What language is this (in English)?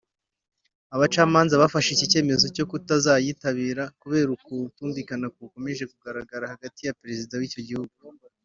Kinyarwanda